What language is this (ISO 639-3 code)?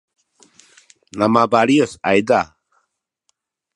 szy